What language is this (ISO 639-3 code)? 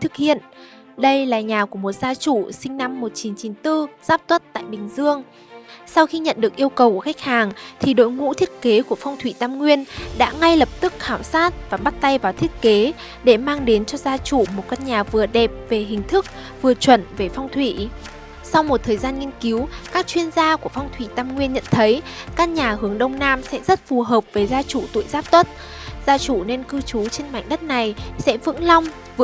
vie